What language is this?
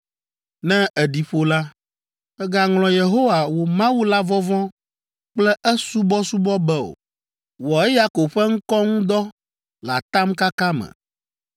Ewe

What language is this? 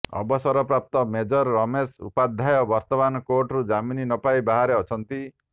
Odia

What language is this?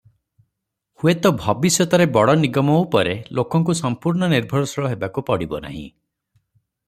Odia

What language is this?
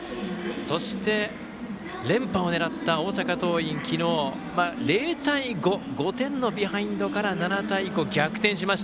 Japanese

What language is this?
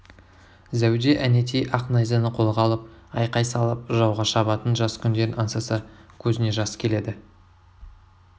Kazakh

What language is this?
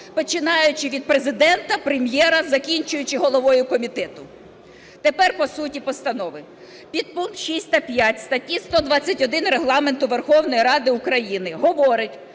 Ukrainian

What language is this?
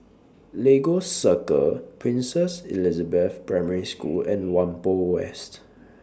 English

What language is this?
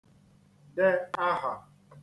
Igbo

